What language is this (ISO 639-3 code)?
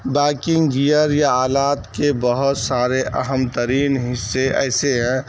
urd